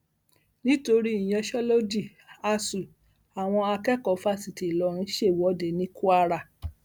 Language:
Yoruba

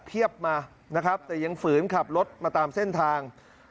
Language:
Thai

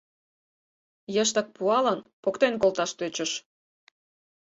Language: Mari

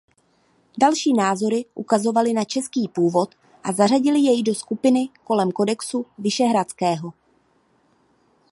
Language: Czech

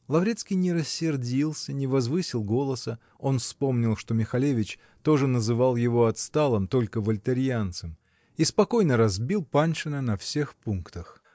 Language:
Russian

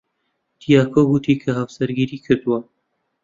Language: Central Kurdish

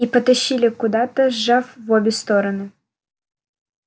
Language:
Russian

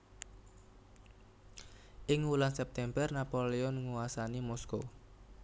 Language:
Javanese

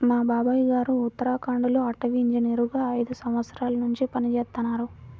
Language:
Telugu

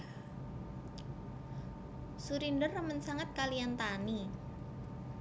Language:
Javanese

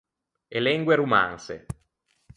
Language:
Ligurian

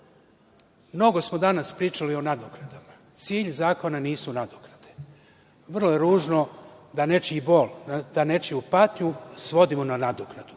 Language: Serbian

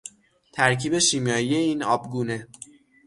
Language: Persian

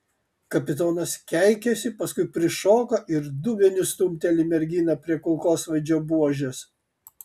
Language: Lithuanian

